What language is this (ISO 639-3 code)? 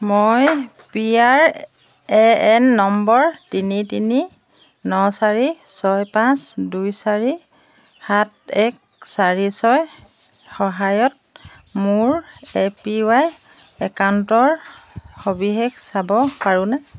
asm